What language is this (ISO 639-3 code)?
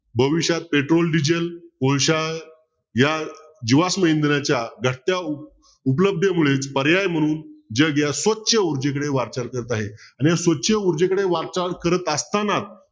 mar